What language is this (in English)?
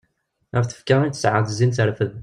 Kabyle